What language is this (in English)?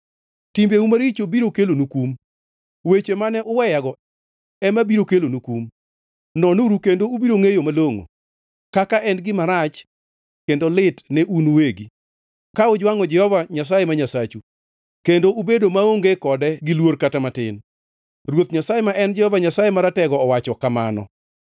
Luo (Kenya and Tanzania)